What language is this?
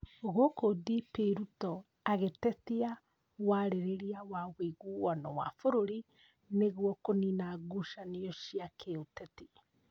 Kikuyu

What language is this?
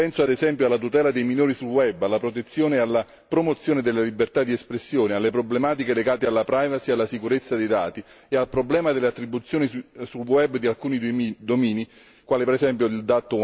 Italian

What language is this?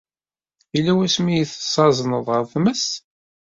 Kabyle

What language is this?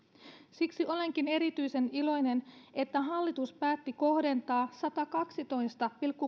Finnish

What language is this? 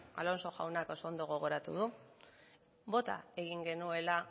Basque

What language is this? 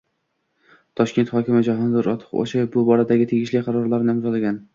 Uzbek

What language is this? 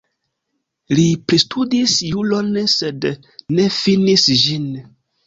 Esperanto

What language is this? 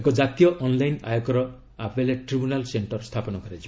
Odia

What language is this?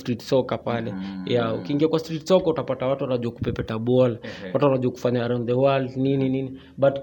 Swahili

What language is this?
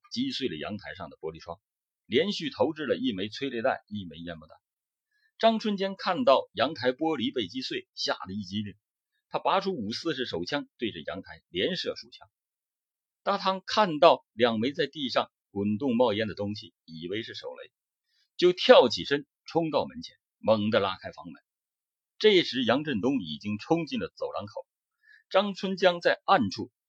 Chinese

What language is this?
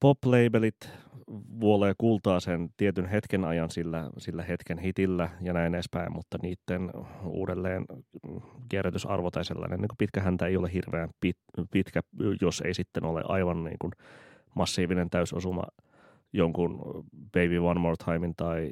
Finnish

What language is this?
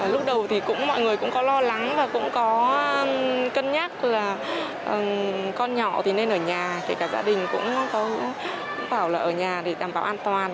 Vietnamese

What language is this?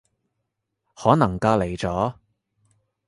Cantonese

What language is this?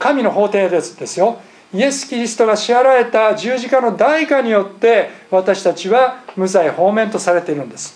Japanese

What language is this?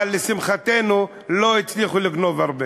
Hebrew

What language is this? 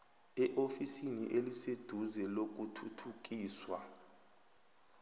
South Ndebele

